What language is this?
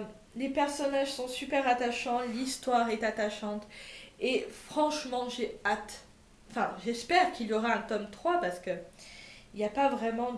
French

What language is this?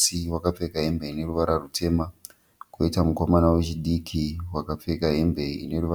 Shona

